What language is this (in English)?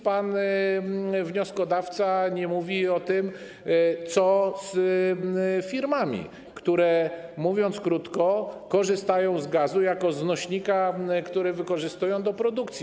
Polish